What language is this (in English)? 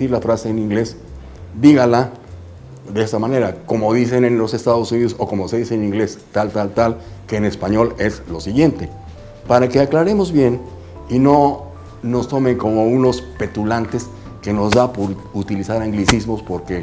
Spanish